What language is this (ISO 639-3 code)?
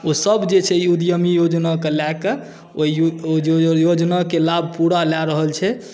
mai